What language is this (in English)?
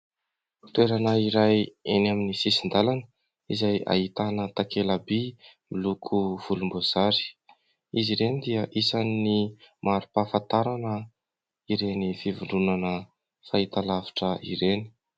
Malagasy